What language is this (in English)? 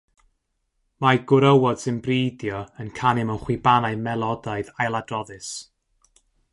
Welsh